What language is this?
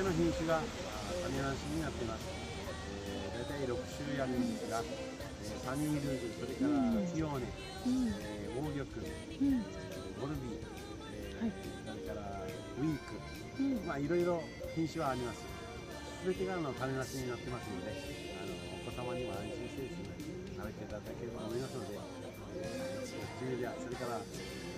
Japanese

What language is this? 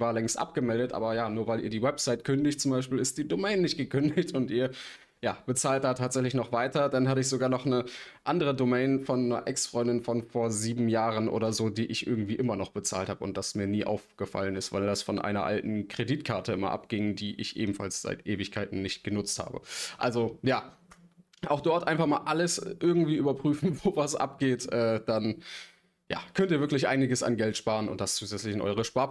German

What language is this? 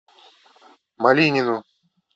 Russian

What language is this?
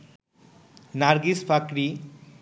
Bangla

